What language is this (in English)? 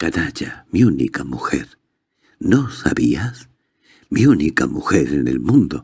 Spanish